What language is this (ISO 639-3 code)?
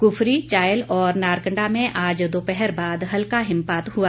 hin